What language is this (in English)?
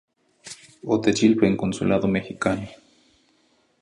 Zacatlán-Ahuacatlán-Tepetzintla Nahuatl